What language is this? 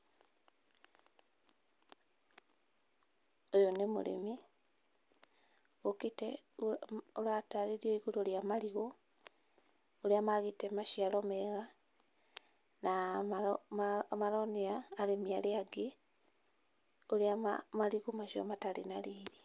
Kikuyu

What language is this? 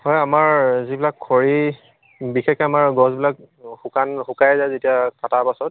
Assamese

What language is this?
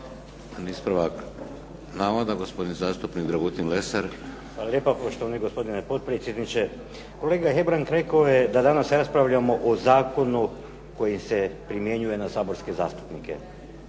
Croatian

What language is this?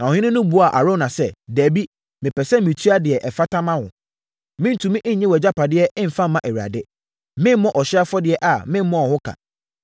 Akan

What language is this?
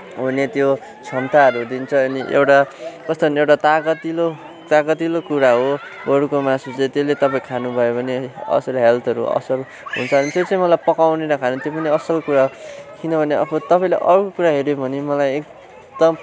Nepali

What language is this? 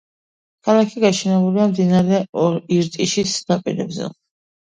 Georgian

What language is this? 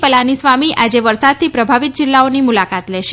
Gujarati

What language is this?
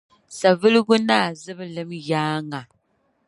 Dagbani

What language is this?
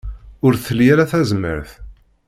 Kabyle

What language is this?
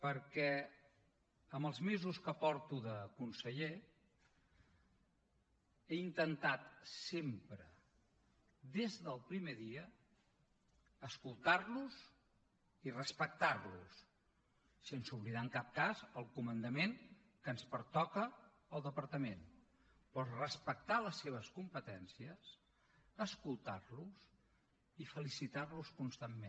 Catalan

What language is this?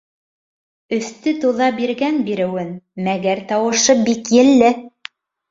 Bashkir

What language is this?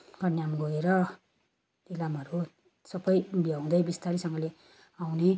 Nepali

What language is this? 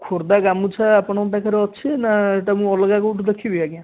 Odia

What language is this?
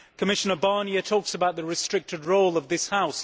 English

